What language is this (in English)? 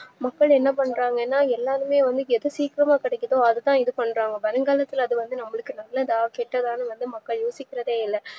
Tamil